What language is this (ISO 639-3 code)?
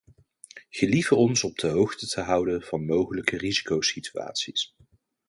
nld